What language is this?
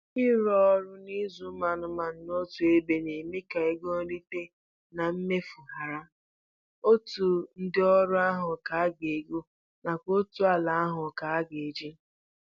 Igbo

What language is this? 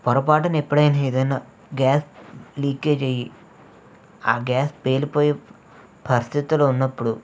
Telugu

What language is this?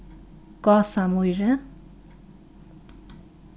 Faroese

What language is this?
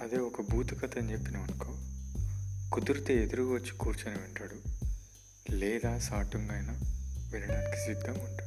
Telugu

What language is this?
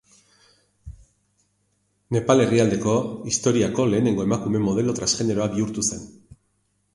Basque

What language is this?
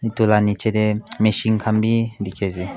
Naga Pidgin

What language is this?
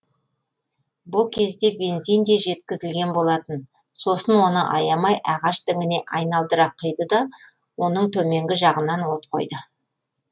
Kazakh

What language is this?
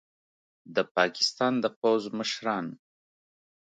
Pashto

